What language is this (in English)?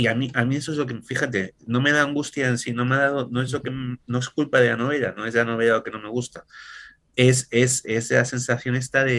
Spanish